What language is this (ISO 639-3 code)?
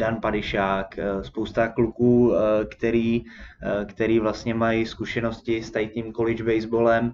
ces